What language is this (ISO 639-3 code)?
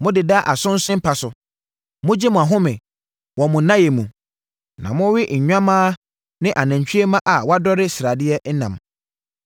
aka